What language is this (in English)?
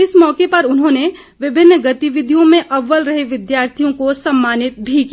Hindi